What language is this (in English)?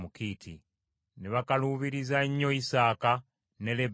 Ganda